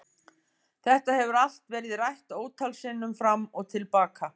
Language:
Icelandic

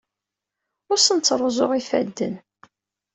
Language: Kabyle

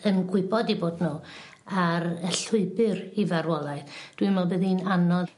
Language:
Welsh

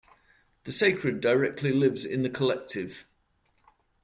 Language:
English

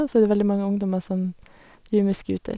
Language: Norwegian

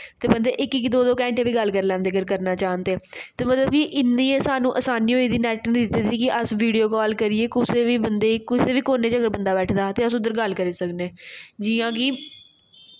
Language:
Dogri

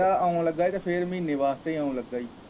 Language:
Punjabi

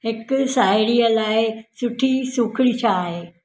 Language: Sindhi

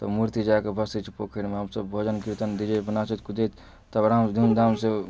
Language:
Maithili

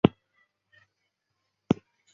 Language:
Chinese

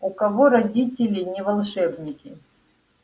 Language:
Russian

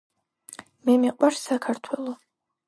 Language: Georgian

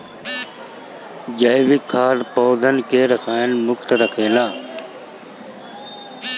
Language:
Bhojpuri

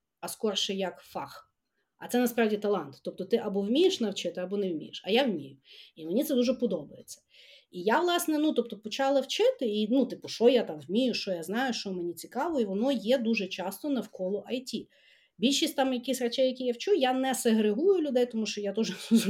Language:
Ukrainian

